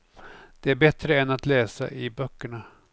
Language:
Swedish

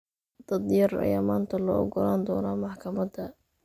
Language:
Somali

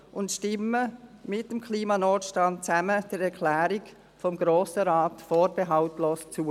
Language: Swiss German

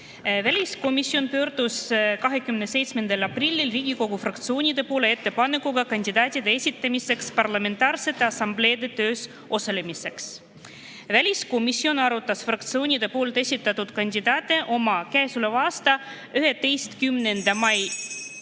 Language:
Estonian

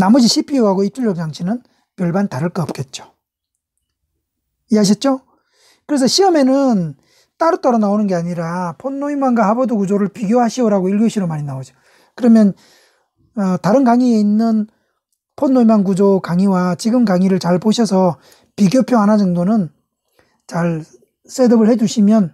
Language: Korean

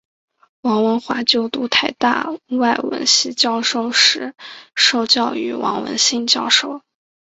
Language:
Chinese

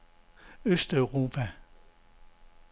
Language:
Danish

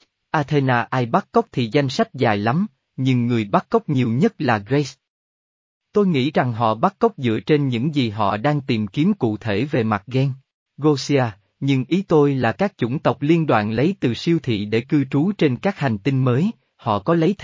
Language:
Vietnamese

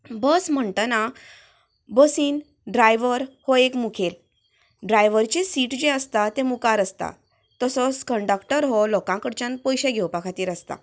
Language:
Konkani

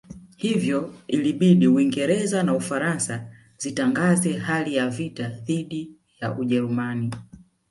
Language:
Swahili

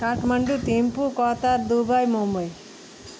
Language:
Nepali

